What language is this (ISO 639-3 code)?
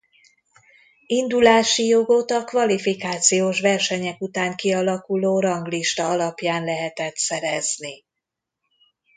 hun